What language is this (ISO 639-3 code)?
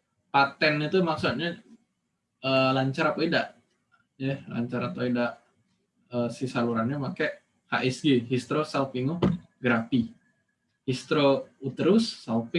ind